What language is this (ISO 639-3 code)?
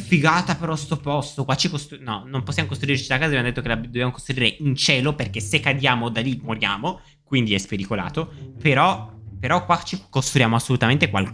ita